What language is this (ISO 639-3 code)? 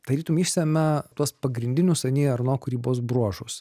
lit